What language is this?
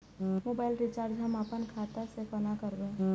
Maithili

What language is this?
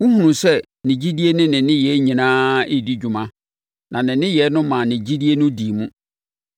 Akan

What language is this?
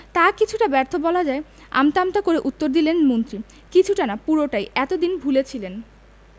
Bangla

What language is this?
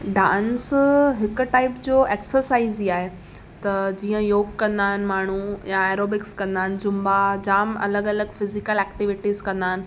Sindhi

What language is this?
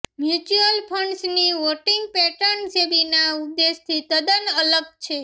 Gujarati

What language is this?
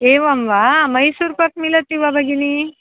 Sanskrit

